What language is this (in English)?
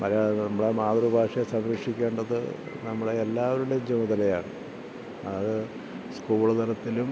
Malayalam